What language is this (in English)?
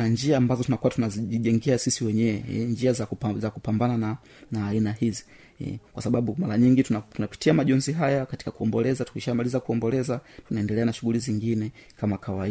Swahili